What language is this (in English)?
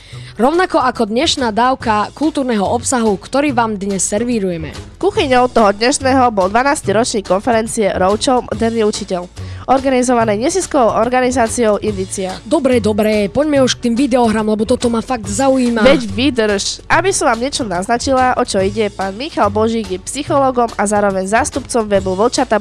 Slovak